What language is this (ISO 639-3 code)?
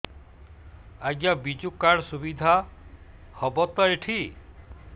ori